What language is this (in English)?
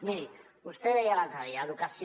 Catalan